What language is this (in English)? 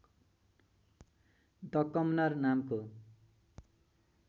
Nepali